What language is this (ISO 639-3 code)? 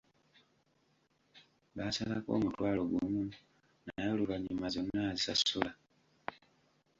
lug